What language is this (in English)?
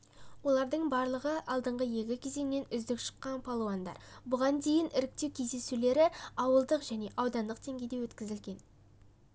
Kazakh